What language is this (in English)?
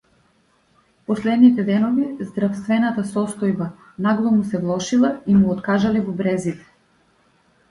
Macedonian